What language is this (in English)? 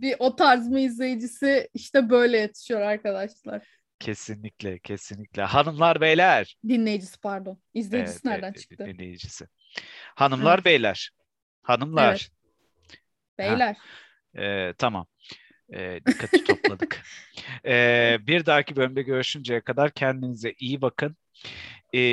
Turkish